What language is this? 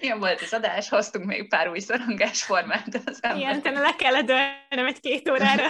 Hungarian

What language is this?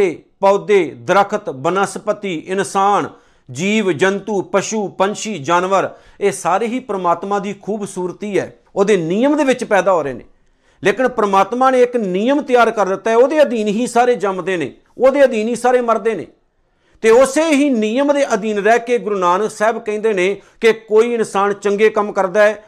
Punjabi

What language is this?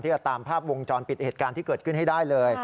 Thai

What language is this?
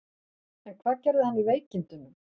Icelandic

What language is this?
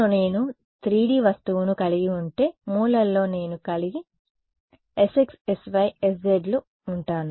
Telugu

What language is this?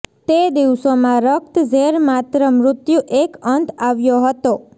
Gujarati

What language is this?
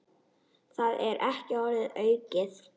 Icelandic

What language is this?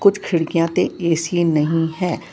Punjabi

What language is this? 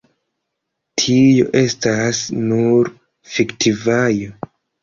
Esperanto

